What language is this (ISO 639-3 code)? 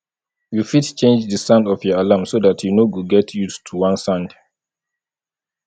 pcm